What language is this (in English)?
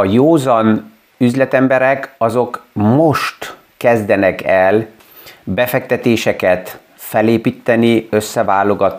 Hungarian